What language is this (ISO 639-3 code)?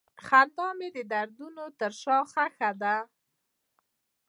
pus